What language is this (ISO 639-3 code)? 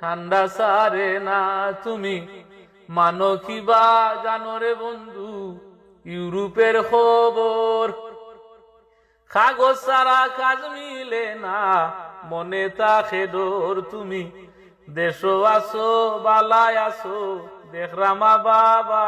ben